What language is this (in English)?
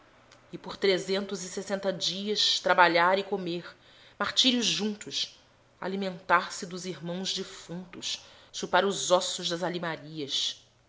Portuguese